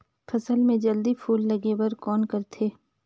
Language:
Chhattisgarhi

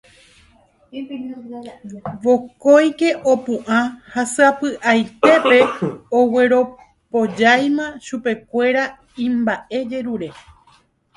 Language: Guarani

